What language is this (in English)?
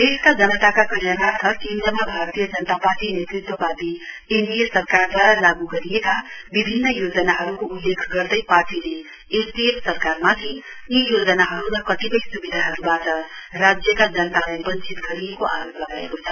Nepali